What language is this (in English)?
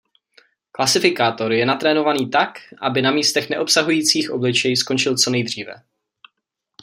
Czech